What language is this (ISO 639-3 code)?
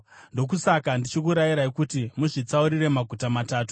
sna